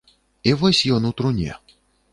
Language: Belarusian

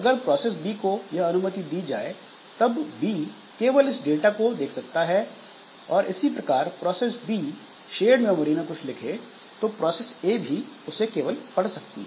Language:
Hindi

